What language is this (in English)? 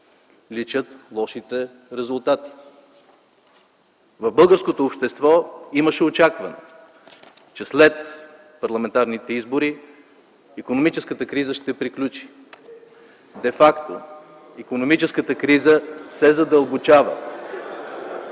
Bulgarian